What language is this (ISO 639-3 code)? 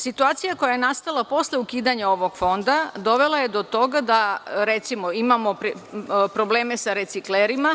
srp